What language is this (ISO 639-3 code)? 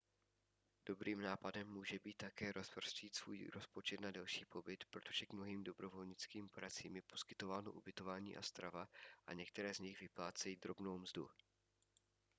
ces